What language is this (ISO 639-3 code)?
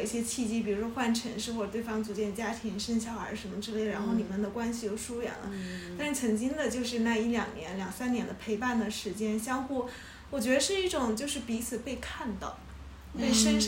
zho